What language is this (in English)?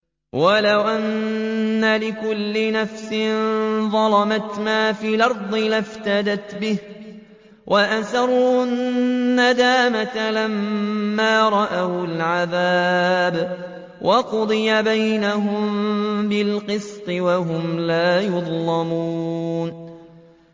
Arabic